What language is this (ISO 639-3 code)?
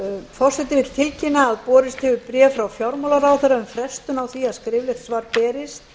isl